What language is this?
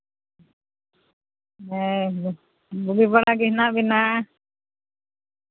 Santali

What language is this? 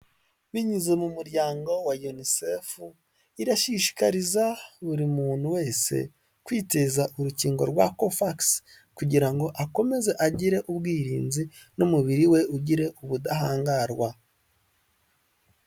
Kinyarwanda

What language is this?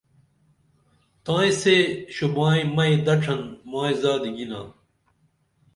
Dameli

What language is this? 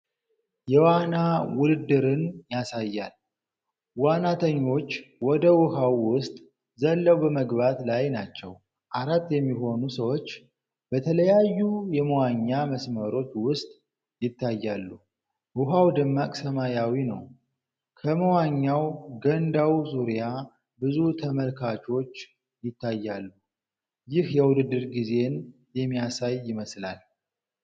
Amharic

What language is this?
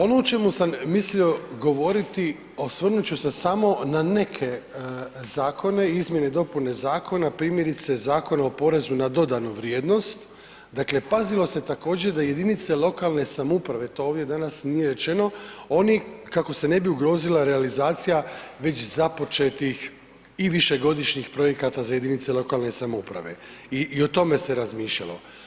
Croatian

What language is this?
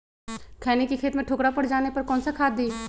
Magahi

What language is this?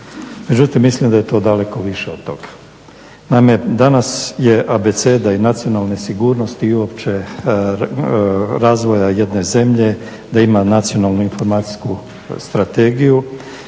Croatian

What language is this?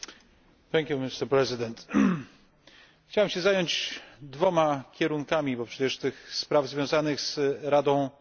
Polish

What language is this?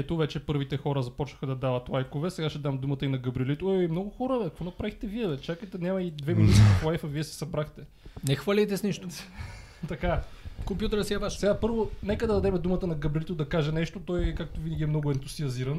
Bulgarian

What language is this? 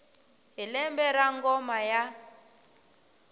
Tsonga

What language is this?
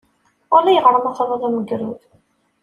Kabyle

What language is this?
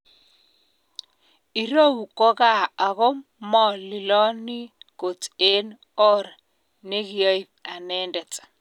Kalenjin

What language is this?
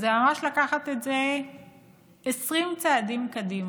Hebrew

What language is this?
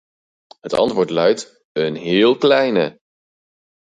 Dutch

